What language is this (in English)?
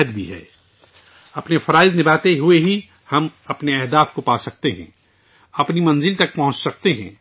Urdu